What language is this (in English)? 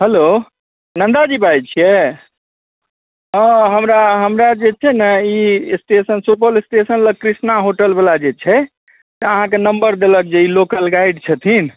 Maithili